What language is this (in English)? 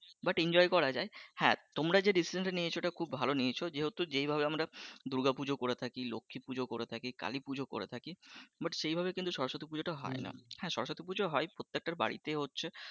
Bangla